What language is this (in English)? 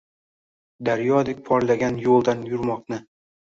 Uzbek